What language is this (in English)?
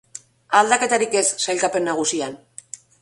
Basque